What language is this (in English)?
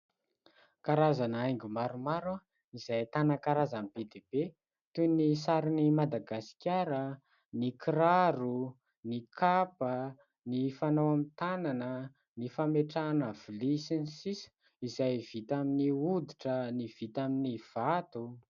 Malagasy